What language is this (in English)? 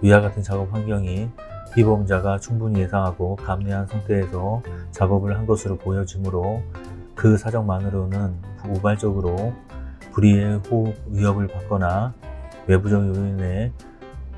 Korean